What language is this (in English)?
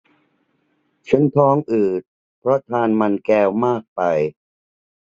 Thai